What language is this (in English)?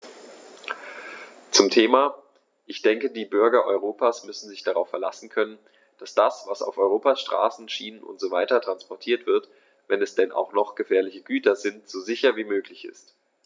German